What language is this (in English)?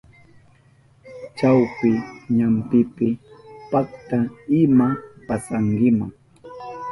Southern Pastaza Quechua